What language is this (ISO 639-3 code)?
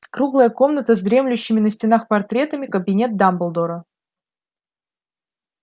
rus